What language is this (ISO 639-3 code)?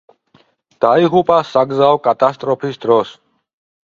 kat